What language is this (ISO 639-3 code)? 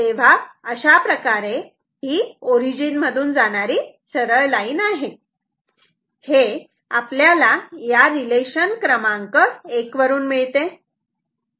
mar